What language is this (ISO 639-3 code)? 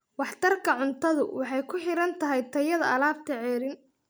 som